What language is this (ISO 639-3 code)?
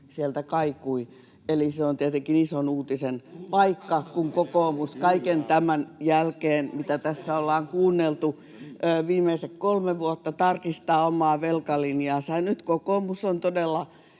fin